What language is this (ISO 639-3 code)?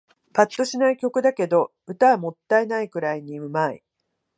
jpn